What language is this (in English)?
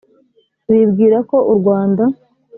Kinyarwanda